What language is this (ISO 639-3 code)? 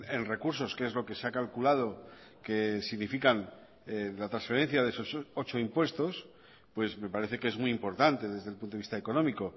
spa